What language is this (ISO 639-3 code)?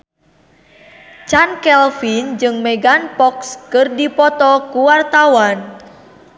sun